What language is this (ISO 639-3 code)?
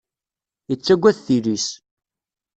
kab